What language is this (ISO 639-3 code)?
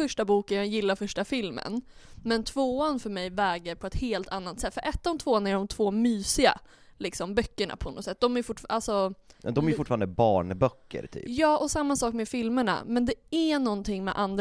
swe